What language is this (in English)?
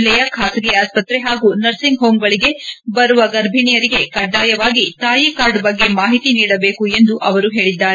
Kannada